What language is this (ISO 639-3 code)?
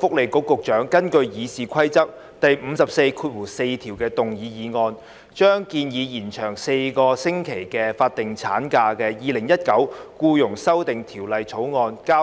yue